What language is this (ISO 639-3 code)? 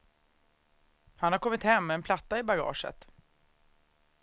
swe